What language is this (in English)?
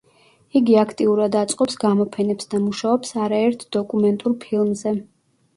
Georgian